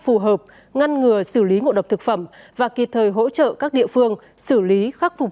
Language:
Vietnamese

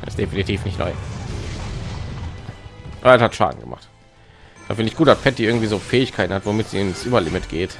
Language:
German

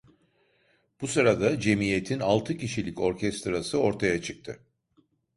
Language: Turkish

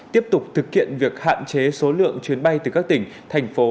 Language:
Vietnamese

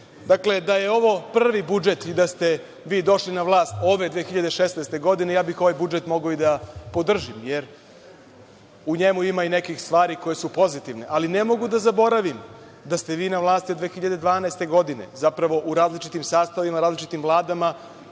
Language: Serbian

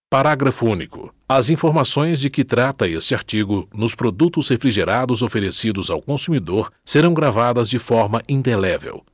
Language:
Portuguese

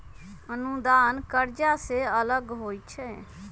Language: Magahi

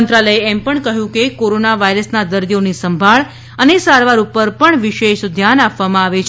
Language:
Gujarati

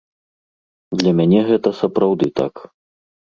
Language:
Belarusian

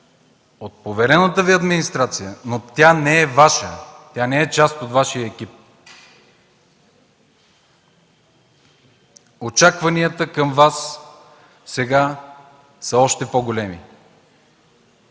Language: Bulgarian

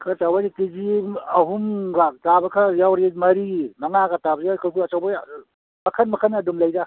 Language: Manipuri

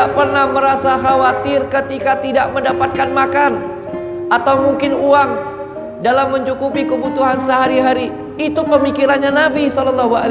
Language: Indonesian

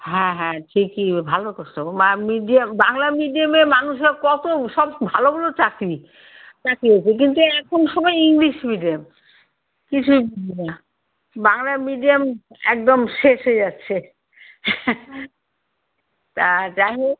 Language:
Bangla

